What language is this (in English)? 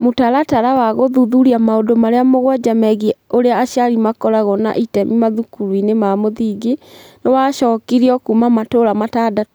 Kikuyu